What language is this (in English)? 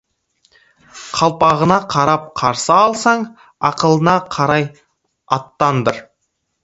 Kazakh